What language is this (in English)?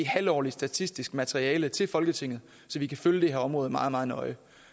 Danish